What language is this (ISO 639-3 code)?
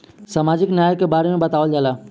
bho